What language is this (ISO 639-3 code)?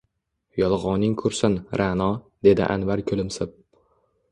uzb